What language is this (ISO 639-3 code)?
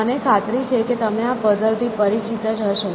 guj